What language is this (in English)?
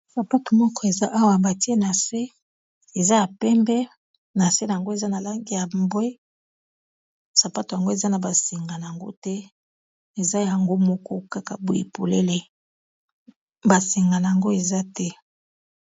Lingala